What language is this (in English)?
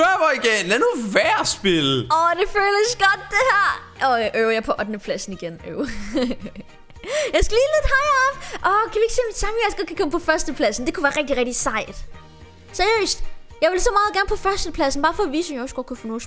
Danish